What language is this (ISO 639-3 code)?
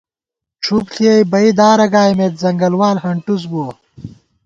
gwt